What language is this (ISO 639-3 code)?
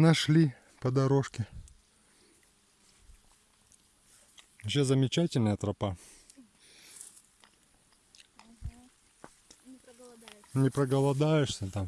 rus